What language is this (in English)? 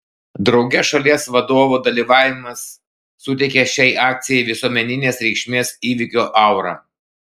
Lithuanian